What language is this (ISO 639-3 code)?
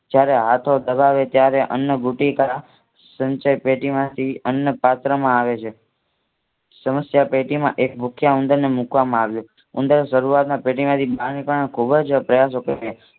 guj